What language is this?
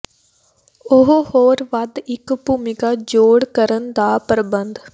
Punjabi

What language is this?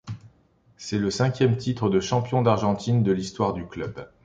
French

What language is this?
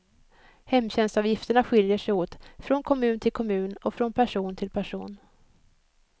Swedish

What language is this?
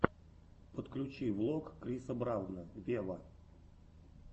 Russian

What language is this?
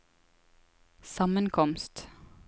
Norwegian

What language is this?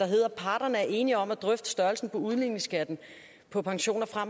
Danish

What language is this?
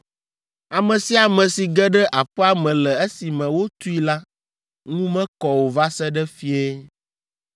Ewe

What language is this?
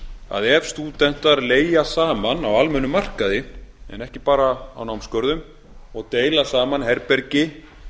Icelandic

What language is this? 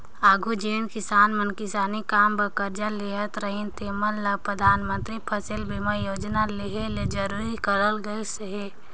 Chhattisgarhi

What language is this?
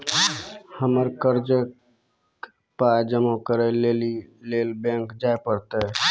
Maithili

